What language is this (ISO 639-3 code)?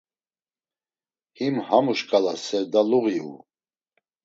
lzz